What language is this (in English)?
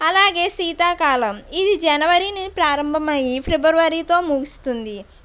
Telugu